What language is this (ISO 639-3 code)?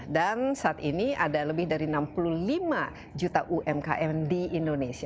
ind